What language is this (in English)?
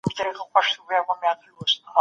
Pashto